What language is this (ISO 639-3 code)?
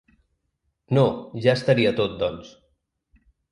cat